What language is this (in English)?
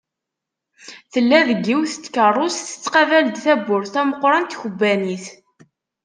Kabyle